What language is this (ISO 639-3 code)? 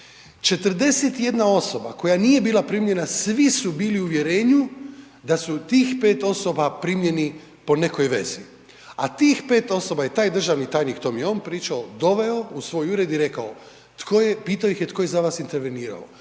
hrv